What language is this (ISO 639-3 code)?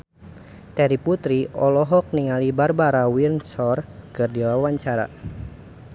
sun